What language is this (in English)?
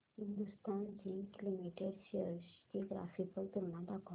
Marathi